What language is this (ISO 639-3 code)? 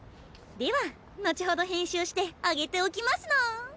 jpn